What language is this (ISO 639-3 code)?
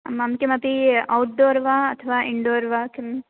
san